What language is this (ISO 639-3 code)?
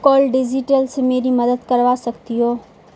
urd